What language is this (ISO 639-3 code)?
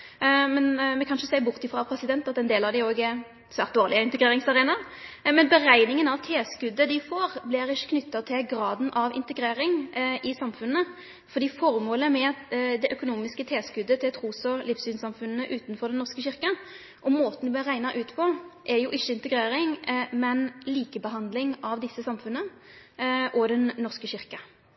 nno